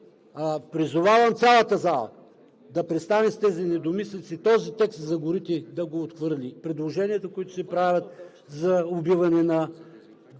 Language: Bulgarian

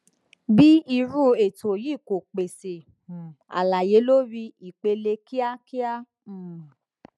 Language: Yoruba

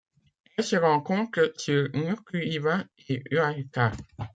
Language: French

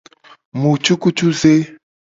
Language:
Gen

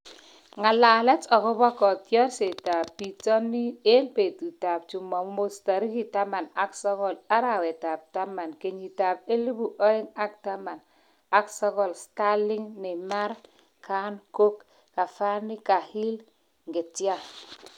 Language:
Kalenjin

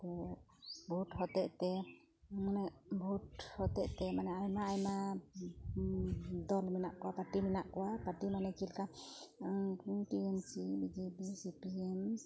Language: Santali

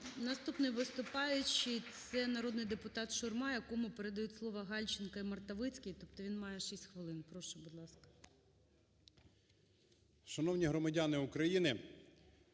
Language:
Ukrainian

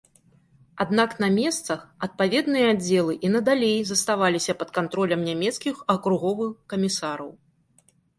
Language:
Belarusian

